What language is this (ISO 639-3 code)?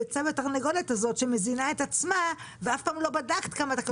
heb